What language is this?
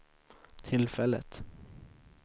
Swedish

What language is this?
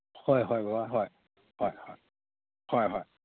Manipuri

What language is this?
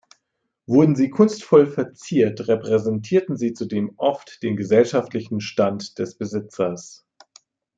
German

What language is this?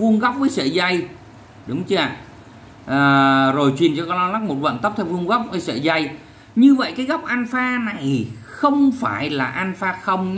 Vietnamese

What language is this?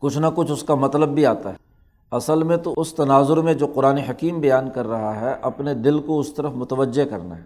Urdu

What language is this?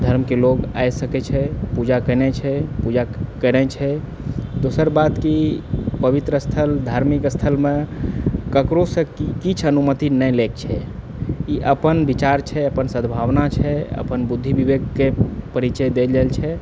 Maithili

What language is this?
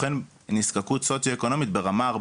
Hebrew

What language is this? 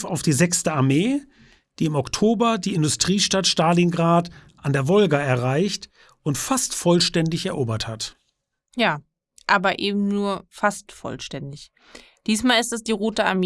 German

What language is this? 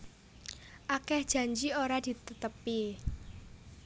Javanese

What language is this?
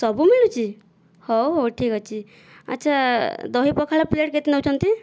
Odia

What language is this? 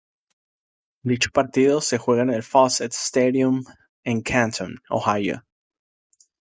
Spanish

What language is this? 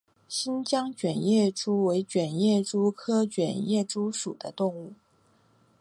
Chinese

